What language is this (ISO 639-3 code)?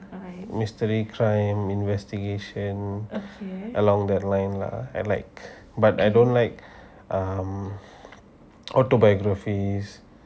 eng